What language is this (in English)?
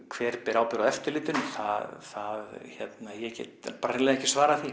Icelandic